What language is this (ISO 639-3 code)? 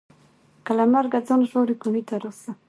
pus